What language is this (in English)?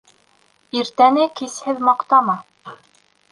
Bashkir